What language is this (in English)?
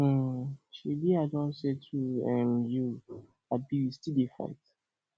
Nigerian Pidgin